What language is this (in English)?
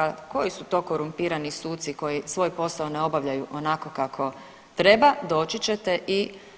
Croatian